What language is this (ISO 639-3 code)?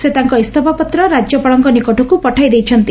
ori